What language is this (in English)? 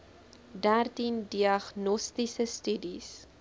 Afrikaans